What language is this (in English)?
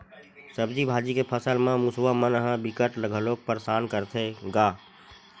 Chhattisgarhi